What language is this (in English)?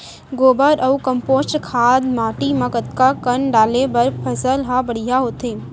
Chhattisgarhi